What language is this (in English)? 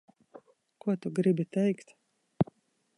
Latvian